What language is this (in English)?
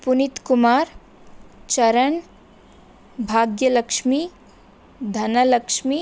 Kannada